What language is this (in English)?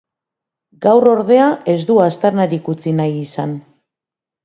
Basque